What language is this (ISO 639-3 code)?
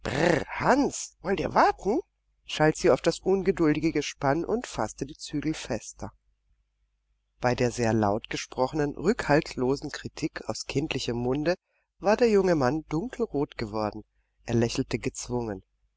deu